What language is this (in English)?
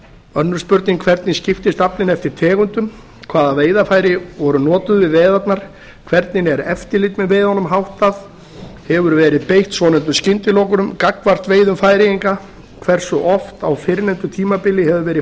Icelandic